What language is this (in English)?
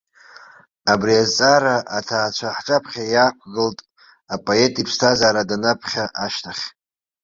Abkhazian